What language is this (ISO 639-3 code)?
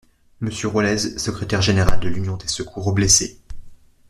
fra